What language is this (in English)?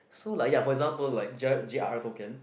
English